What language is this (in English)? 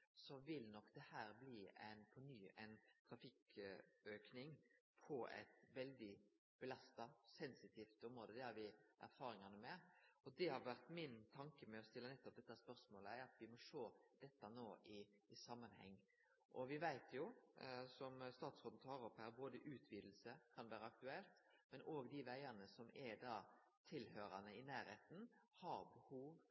Norwegian Nynorsk